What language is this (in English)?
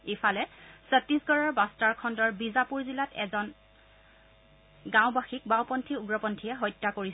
Assamese